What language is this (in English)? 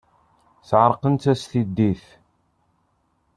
Kabyle